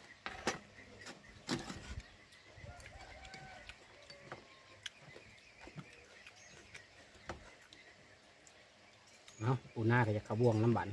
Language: Thai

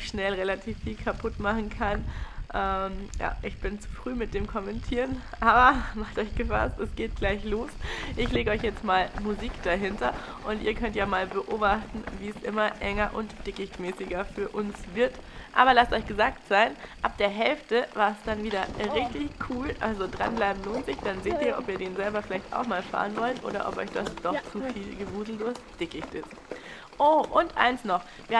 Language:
German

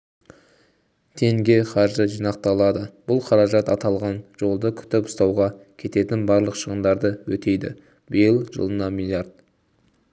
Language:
Kazakh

